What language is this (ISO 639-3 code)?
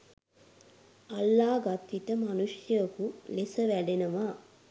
sin